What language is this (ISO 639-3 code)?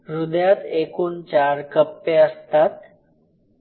mar